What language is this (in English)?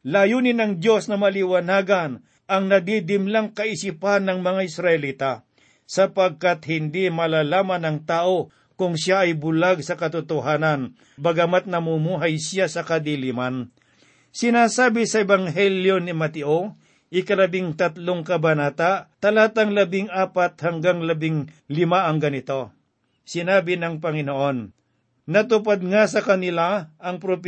Filipino